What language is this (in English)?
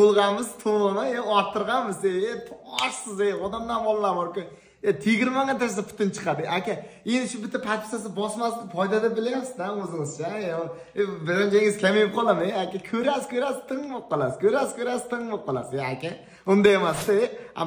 Turkish